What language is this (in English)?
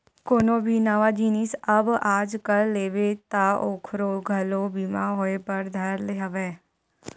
Chhattisgarhi